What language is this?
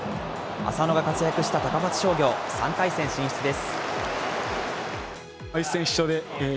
Japanese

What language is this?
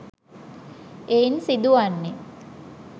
Sinhala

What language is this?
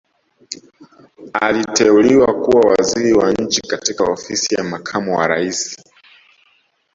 Swahili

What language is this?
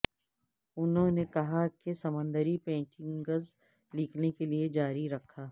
Urdu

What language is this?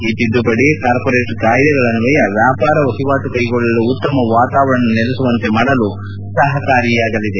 Kannada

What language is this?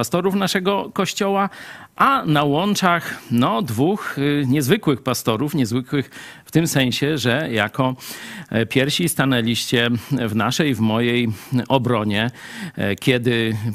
Polish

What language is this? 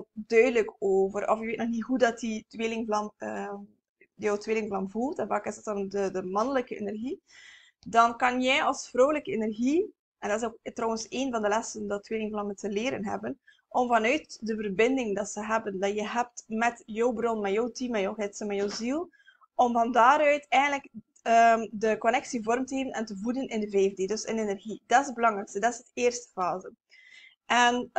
Dutch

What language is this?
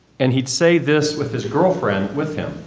English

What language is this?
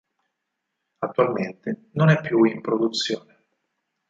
Italian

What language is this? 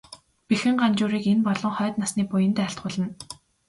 Mongolian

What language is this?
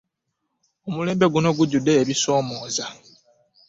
Ganda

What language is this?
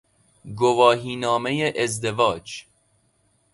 Persian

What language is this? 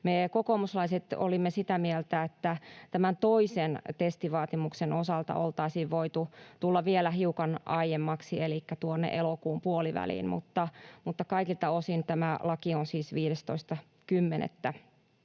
Finnish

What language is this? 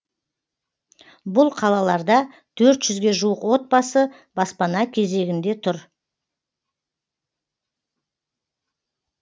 Kazakh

